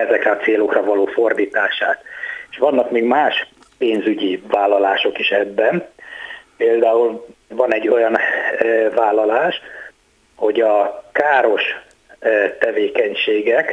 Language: Hungarian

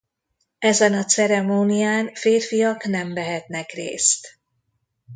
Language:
Hungarian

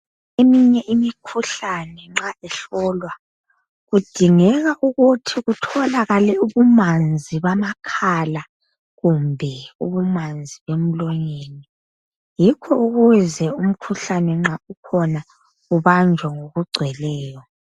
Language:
North Ndebele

